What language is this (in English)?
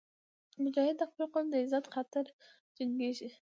Pashto